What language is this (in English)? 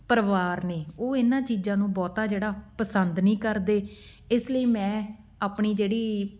Punjabi